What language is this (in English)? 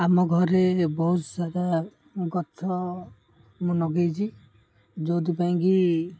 Odia